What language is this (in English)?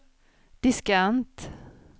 Swedish